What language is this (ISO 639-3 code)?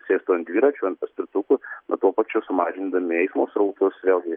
lit